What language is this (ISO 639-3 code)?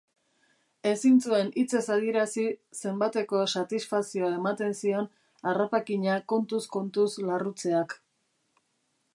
eus